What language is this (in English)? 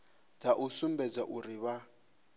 Venda